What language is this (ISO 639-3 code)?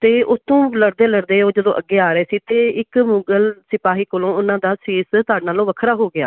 pan